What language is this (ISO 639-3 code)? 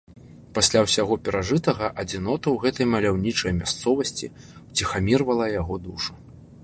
bel